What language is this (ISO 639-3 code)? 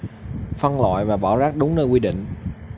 vie